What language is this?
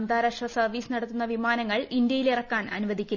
Malayalam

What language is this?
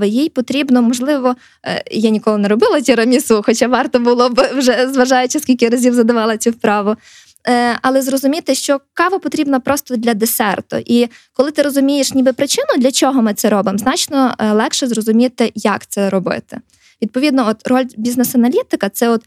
Ukrainian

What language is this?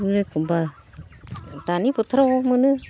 Bodo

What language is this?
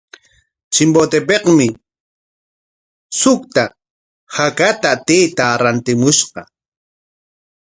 Corongo Ancash Quechua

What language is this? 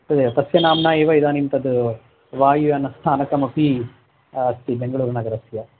Sanskrit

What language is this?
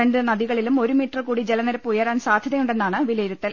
Malayalam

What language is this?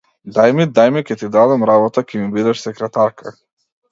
Macedonian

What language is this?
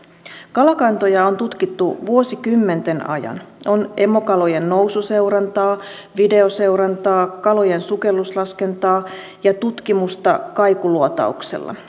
Finnish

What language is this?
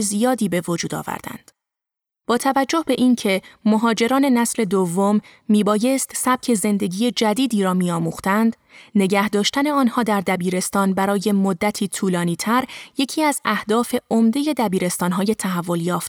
Persian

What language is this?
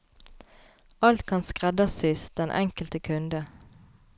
Norwegian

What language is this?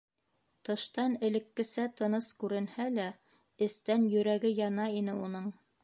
Bashkir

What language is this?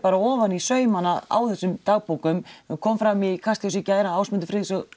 Icelandic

